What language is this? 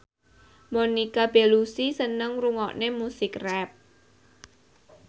Javanese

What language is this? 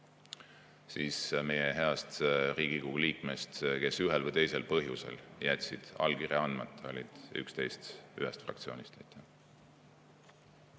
Estonian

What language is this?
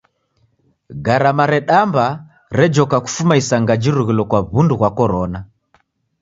Taita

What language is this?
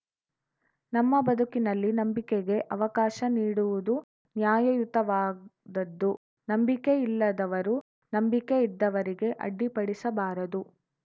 Kannada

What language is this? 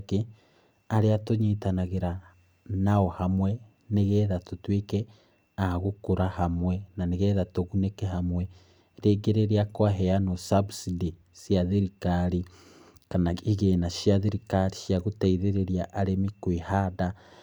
Kikuyu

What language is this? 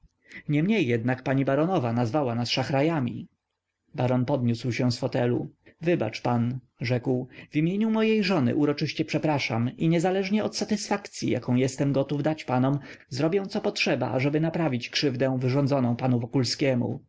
Polish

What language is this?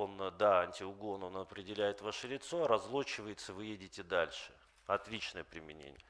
Russian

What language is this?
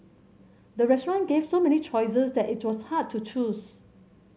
English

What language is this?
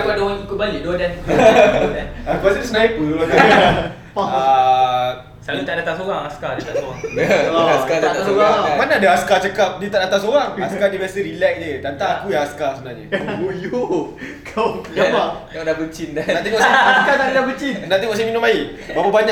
Malay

